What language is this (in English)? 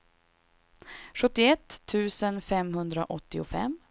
Swedish